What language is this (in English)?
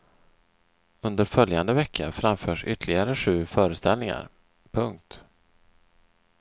Swedish